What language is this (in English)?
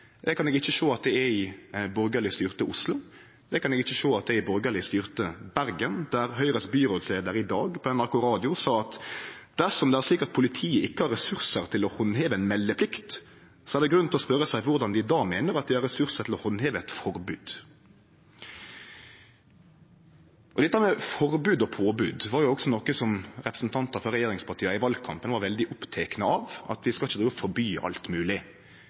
Norwegian Nynorsk